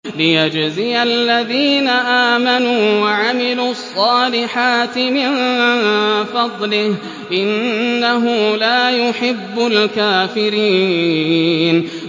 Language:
Arabic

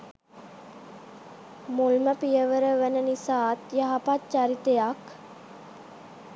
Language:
Sinhala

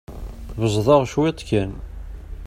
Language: Kabyle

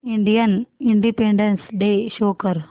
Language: Marathi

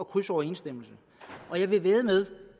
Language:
Danish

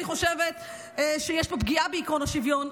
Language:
Hebrew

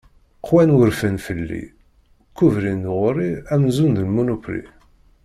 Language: Kabyle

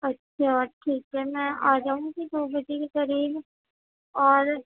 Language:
Urdu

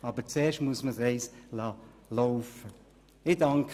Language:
Swiss German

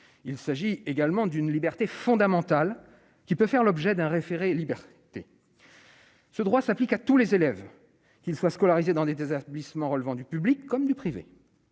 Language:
French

